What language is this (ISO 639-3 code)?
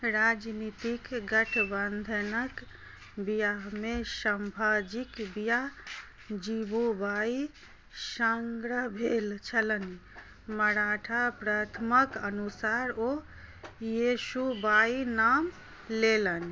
mai